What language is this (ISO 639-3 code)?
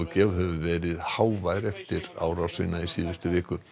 isl